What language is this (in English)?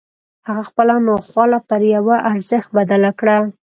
Pashto